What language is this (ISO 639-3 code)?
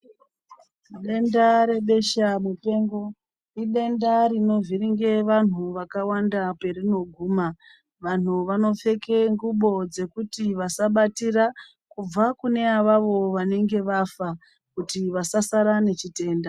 ndc